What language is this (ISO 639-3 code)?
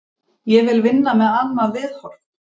isl